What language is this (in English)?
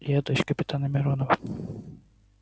Russian